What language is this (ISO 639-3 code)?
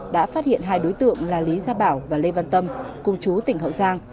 vie